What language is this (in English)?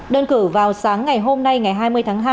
Vietnamese